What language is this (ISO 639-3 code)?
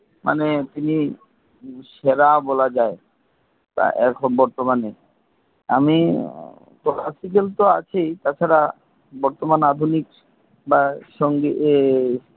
ben